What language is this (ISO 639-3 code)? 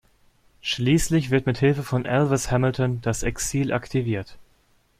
deu